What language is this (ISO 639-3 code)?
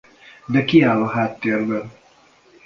hun